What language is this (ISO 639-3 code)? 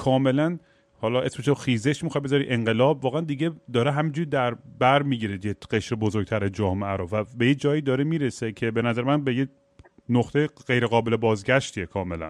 fas